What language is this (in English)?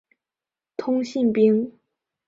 Chinese